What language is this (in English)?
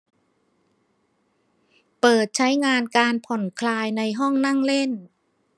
Thai